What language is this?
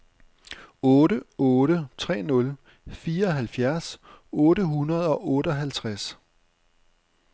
Danish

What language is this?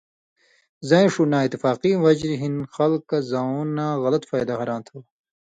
Indus Kohistani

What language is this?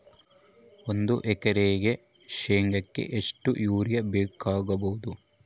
Kannada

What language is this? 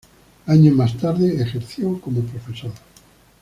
Spanish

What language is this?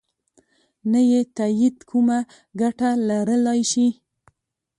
Pashto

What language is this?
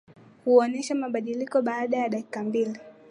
Swahili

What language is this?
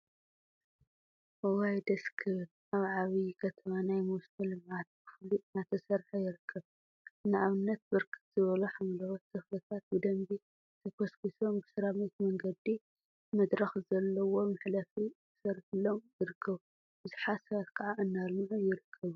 Tigrinya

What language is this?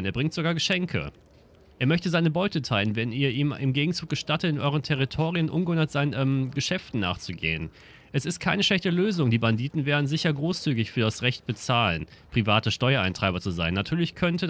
German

